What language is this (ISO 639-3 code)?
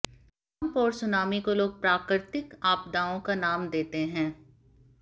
hin